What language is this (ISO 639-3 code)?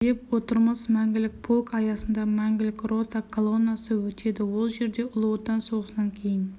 kaz